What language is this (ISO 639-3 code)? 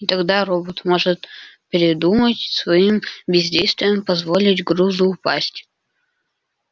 rus